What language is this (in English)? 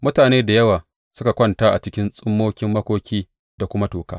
Hausa